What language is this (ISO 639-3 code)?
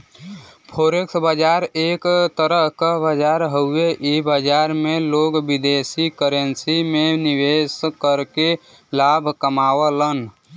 bho